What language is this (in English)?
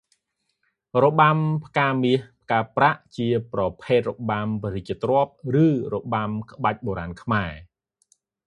Khmer